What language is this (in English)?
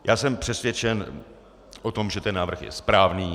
Czech